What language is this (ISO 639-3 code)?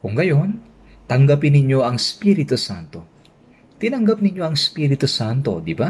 fil